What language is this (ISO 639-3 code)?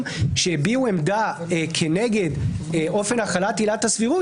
heb